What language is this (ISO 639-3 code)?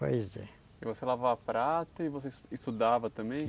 por